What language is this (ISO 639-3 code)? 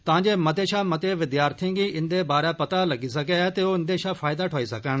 doi